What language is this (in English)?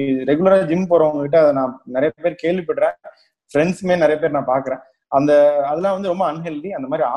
Tamil